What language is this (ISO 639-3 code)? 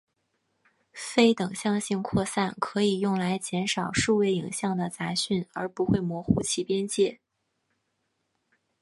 zho